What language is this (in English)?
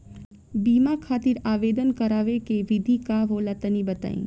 Bhojpuri